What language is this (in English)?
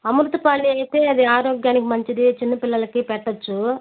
Telugu